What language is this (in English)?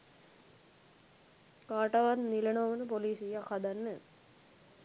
Sinhala